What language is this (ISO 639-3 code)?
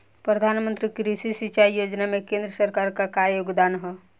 bho